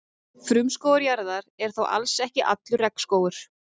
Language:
Icelandic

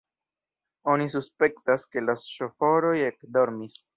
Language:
Esperanto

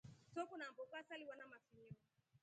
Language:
Rombo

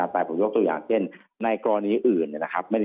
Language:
Thai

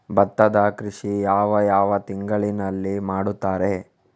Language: Kannada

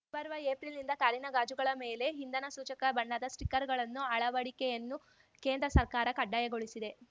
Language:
Kannada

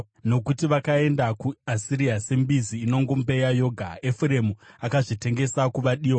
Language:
Shona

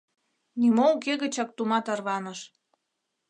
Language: Mari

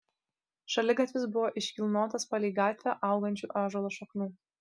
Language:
Lithuanian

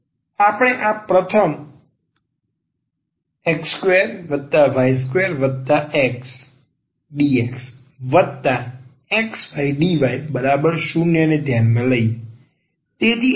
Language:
Gujarati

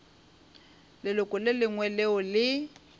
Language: Northern Sotho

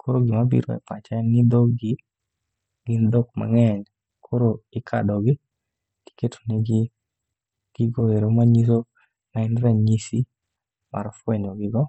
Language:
Luo (Kenya and Tanzania)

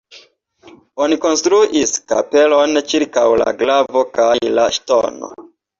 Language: Esperanto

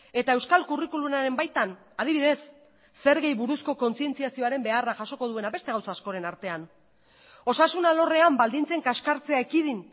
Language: Basque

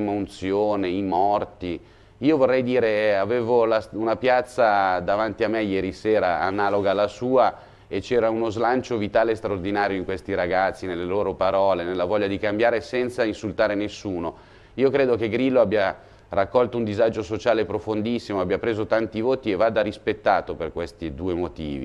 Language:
Italian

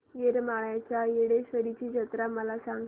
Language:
Marathi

